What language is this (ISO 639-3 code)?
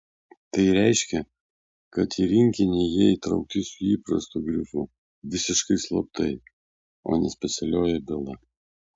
lit